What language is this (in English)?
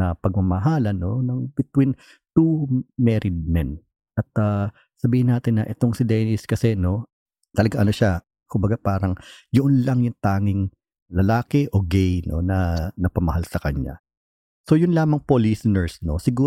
Filipino